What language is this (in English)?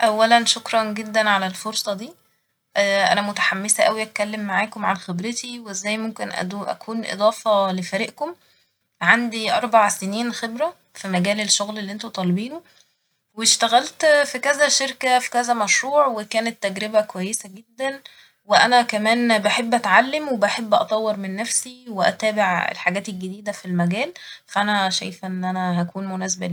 Egyptian Arabic